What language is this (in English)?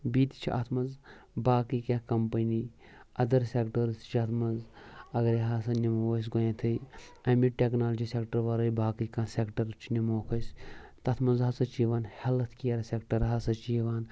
Kashmiri